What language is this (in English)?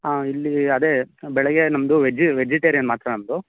Kannada